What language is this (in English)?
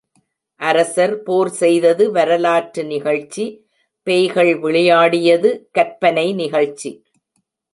Tamil